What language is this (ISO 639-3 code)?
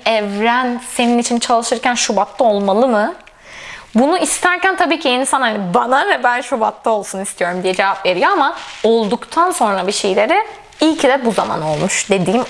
tur